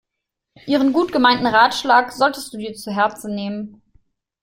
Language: German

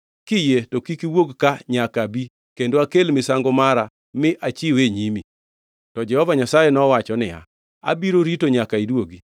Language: Luo (Kenya and Tanzania)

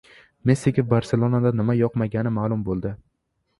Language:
Uzbek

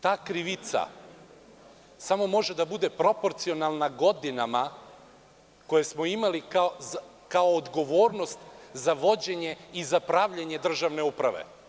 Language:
Serbian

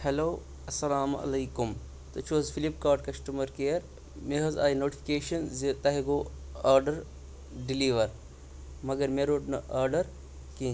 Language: Kashmiri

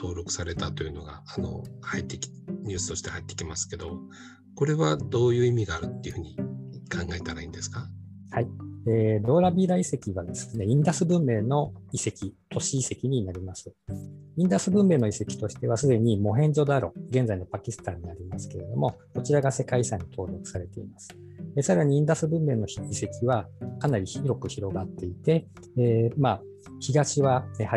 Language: Japanese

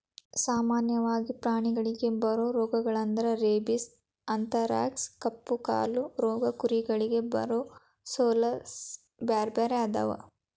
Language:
Kannada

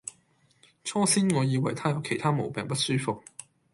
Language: Cantonese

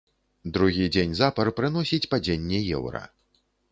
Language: Belarusian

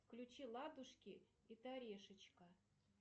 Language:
Russian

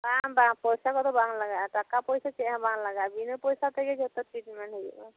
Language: Santali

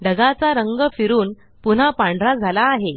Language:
Marathi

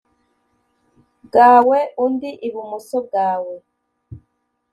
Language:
Kinyarwanda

